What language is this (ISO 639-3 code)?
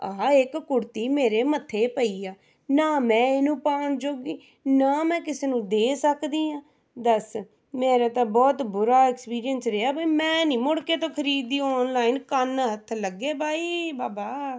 pan